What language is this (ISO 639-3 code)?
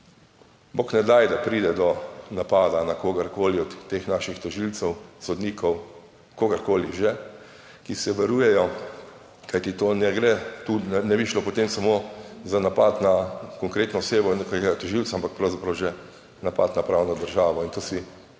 slv